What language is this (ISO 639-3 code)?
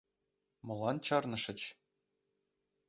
chm